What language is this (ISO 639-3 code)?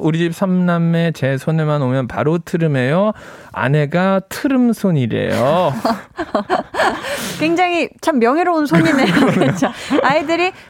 kor